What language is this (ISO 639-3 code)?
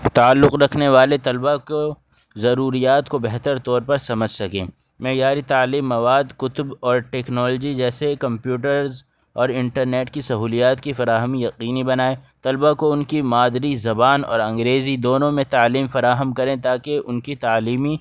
urd